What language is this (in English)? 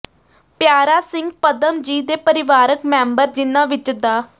Punjabi